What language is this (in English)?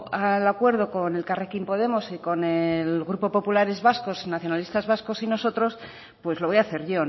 Spanish